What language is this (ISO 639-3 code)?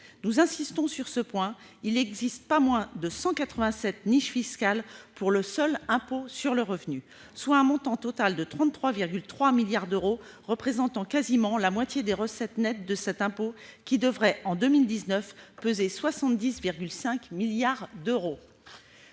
fra